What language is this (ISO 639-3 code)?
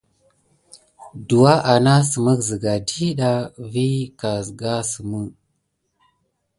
gid